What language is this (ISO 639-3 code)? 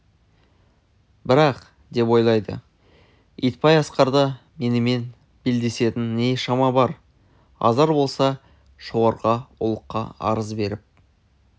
kaz